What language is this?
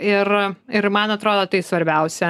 Lithuanian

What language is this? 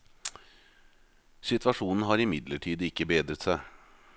Norwegian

